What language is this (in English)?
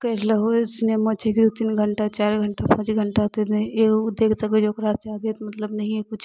Maithili